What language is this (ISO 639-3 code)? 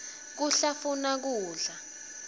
ssw